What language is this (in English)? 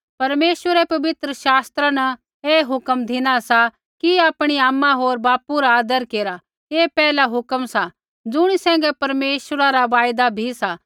Kullu Pahari